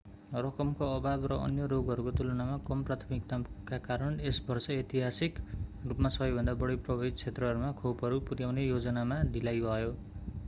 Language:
Nepali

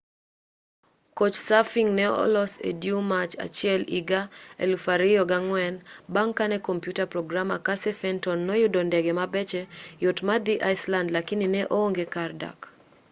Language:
Luo (Kenya and Tanzania)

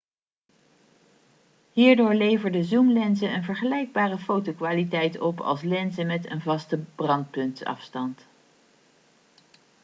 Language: Dutch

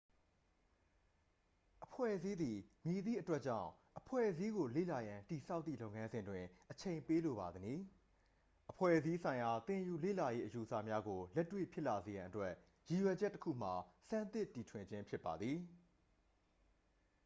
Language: Burmese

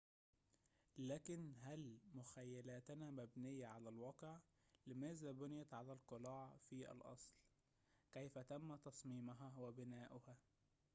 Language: Arabic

